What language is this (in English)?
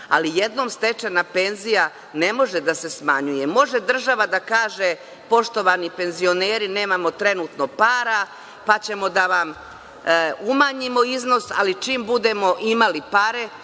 Serbian